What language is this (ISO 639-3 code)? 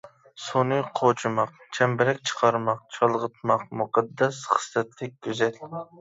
uig